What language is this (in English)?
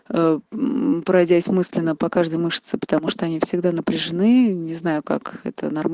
Russian